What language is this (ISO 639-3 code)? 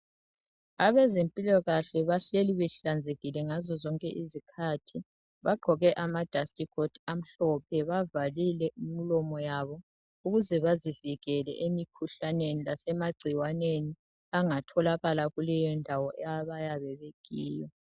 nde